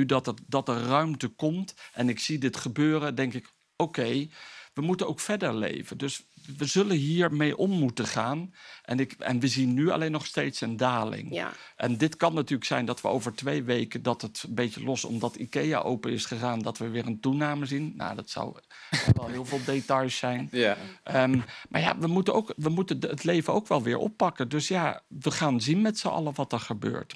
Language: Dutch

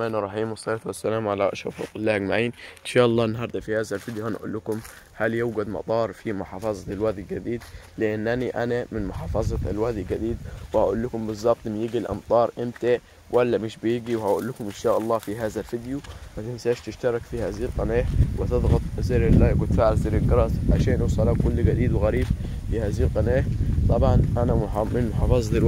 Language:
Arabic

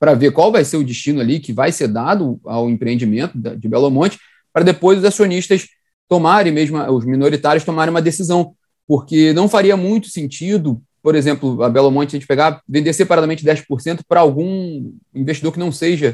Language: Portuguese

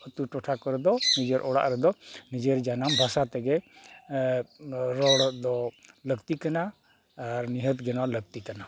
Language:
Santali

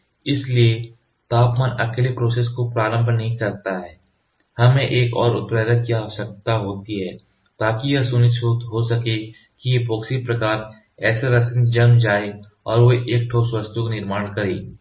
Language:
Hindi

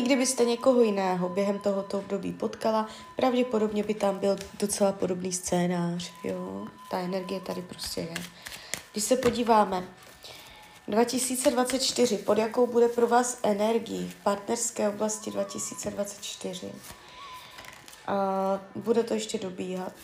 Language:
Czech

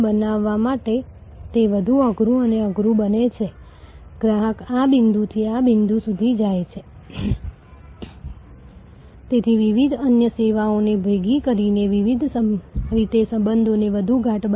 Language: Gujarati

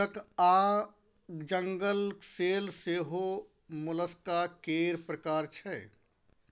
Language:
Maithili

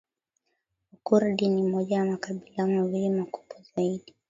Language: Swahili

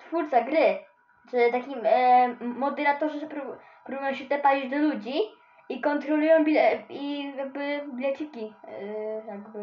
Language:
Polish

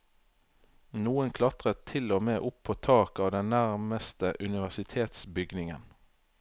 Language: Norwegian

